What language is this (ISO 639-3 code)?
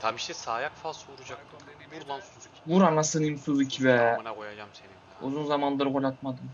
tur